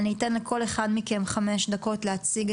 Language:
Hebrew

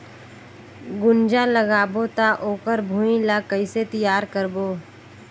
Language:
Chhattisgarhi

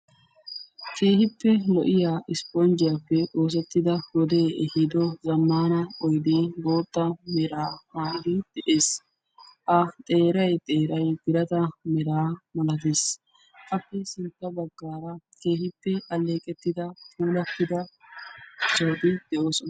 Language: Wolaytta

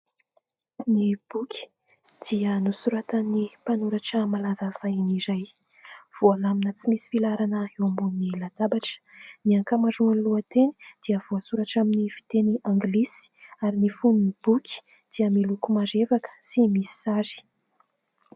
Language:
Malagasy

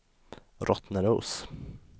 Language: Swedish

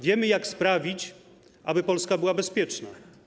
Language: Polish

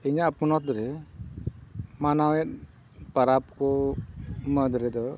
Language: Santali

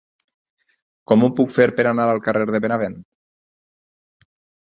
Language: Catalan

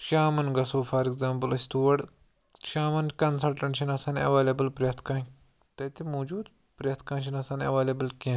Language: Kashmiri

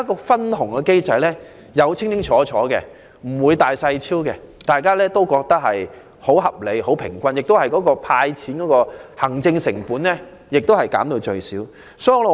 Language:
Cantonese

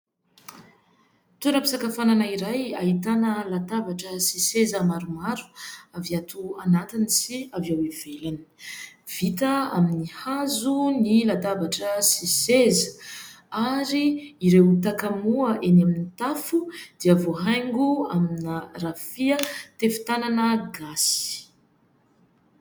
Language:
Malagasy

